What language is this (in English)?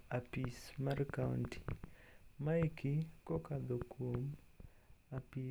Luo (Kenya and Tanzania)